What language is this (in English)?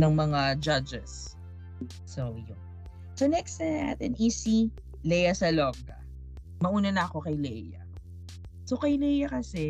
Filipino